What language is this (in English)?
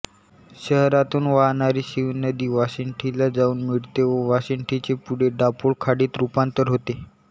Marathi